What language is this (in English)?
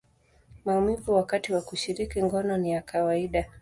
Swahili